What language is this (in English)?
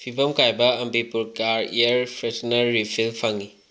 Manipuri